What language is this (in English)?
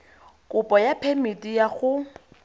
Tswana